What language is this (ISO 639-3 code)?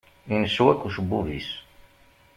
kab